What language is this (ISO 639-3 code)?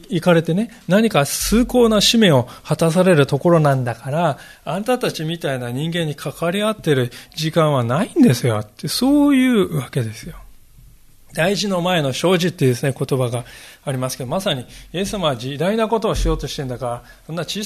jpn